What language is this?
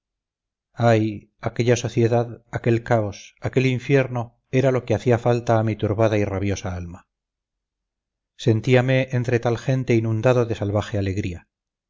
Spanish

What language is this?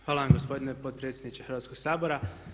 Croatian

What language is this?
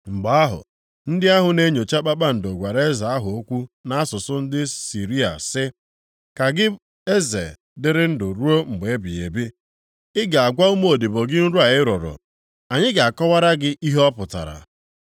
Igbo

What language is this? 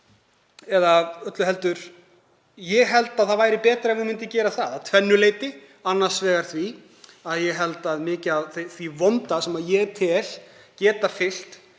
Icelandic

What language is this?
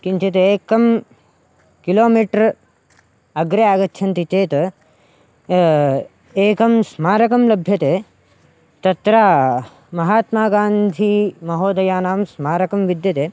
Sanskrit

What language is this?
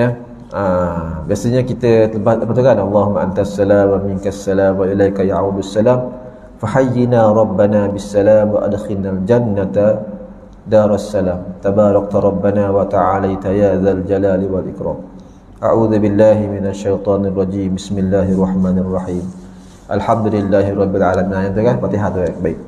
Malay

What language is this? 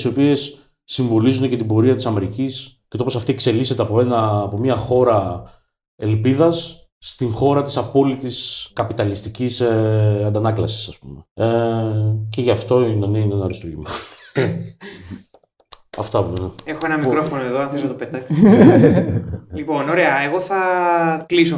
Greek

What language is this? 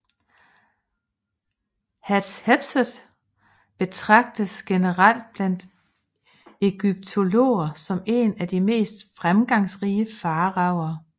Danish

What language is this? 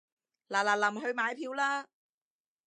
Cantonese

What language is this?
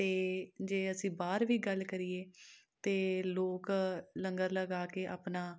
Punjabi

